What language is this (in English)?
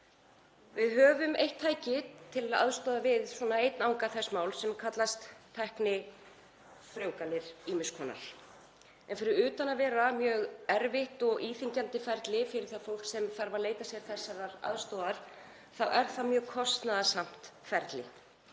Icelandic